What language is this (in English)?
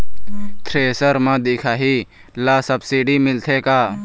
Chhattisgarhi